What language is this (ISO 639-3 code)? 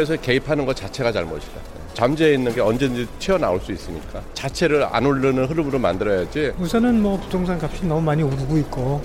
kor